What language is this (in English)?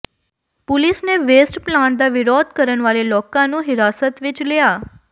Punjabi